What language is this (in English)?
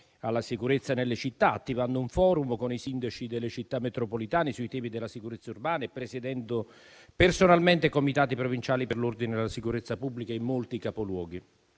Italian